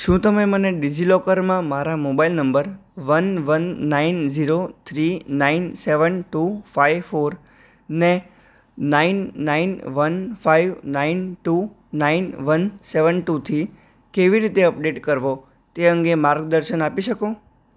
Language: Gujarati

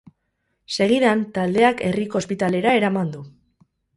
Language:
Basque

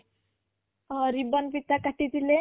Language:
Odia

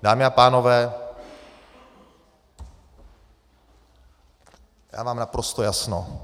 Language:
Czech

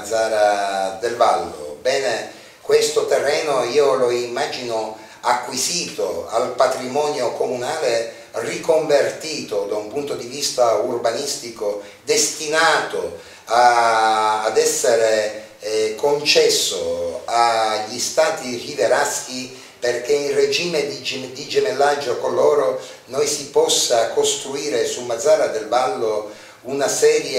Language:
Italian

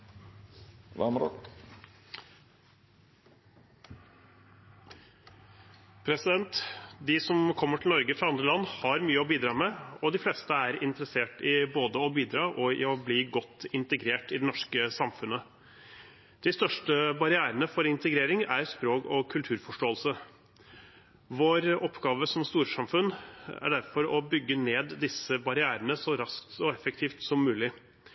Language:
Norwegian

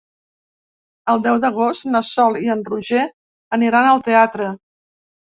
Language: Catalan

